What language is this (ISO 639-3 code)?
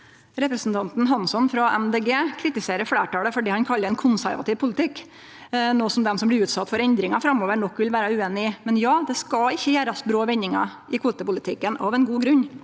nor